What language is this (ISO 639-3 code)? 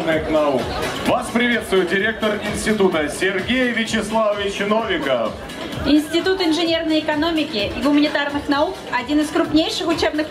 rus